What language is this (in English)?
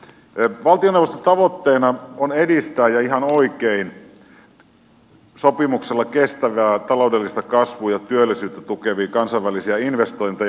Finnish